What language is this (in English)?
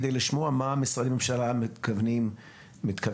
Hebrew